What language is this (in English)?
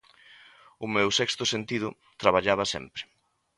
Galician